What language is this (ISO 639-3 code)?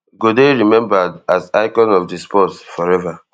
pcm